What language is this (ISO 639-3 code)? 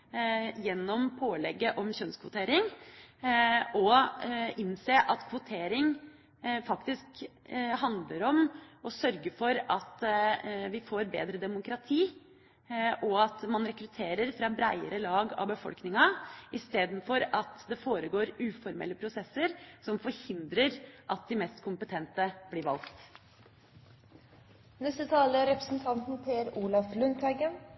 nob